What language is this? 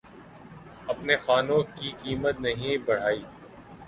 Urdu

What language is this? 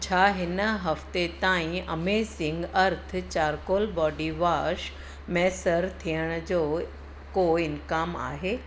Sindhi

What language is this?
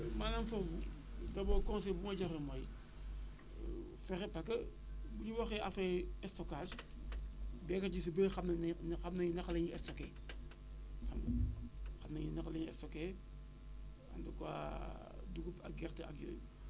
Wolof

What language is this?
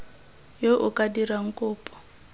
Tswana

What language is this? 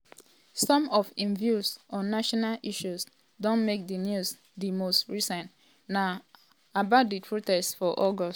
Nigerian Pidgin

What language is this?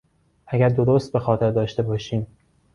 Persian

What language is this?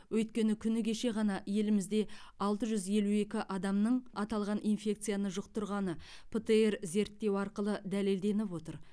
Kazakh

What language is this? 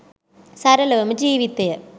Sinhala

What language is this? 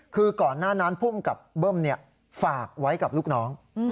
Thai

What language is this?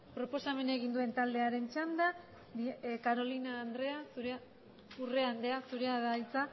Basque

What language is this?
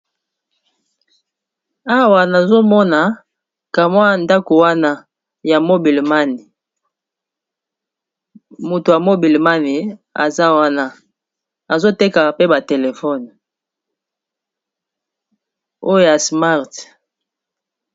Lingala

